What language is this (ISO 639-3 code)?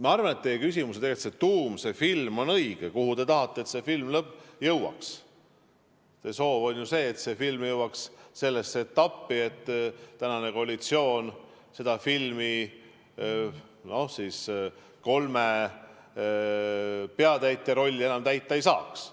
est